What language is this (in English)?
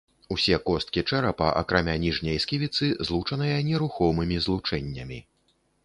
Belarusian